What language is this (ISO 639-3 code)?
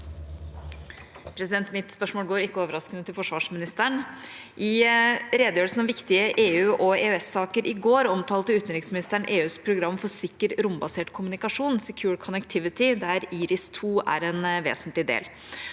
nor